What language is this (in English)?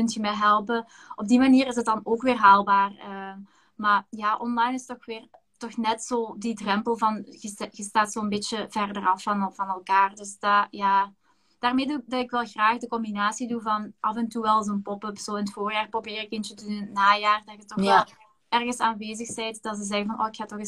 Dutch